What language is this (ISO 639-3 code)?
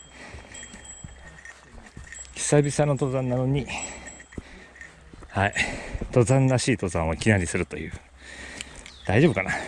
jpn